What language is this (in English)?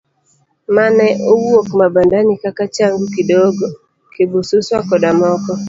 Luo (Kenya and Tanzania)